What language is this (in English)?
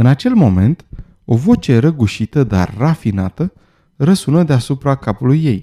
Romanian